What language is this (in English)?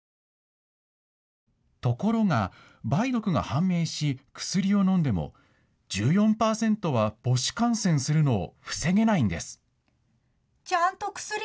Japanese